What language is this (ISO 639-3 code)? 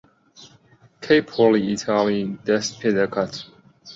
ckb